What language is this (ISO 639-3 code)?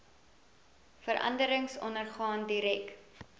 afr